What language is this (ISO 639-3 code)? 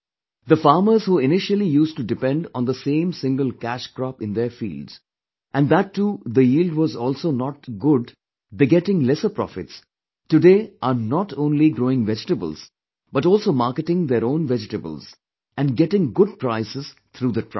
eng